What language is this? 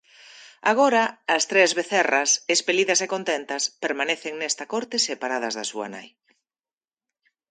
Galician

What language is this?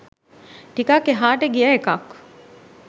Sinhala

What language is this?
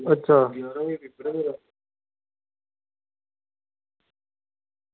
Dogri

